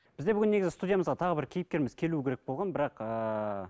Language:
Kazakh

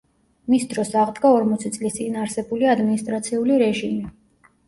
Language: Georgian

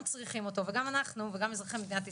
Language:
Hebrew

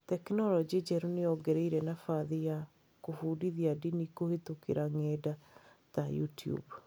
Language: Kikuyu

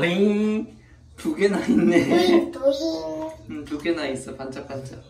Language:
Korean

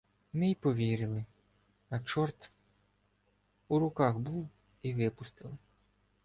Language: Ukrainian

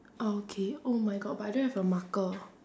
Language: English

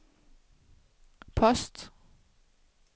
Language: Danish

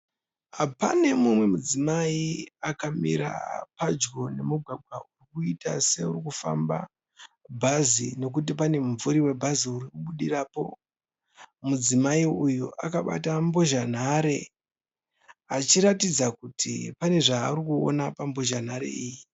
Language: Shona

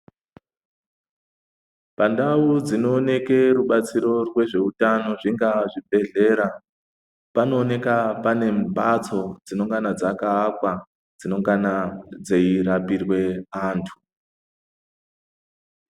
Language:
Ndau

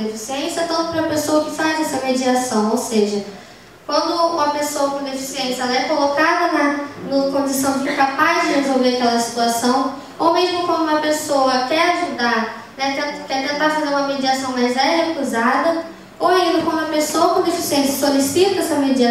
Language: Portuguese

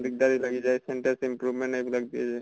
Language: Assamese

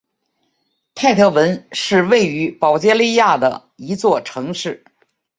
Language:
Chinese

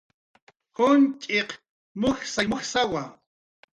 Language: Jaqaru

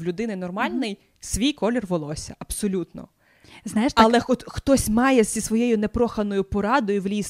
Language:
Ukrainian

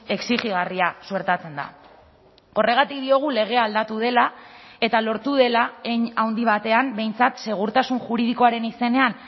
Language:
Basque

